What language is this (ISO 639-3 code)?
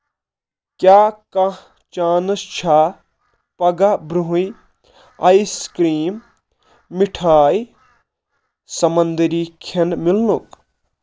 kas